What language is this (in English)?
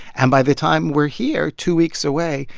English